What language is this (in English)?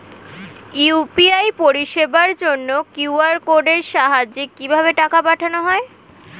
Bangla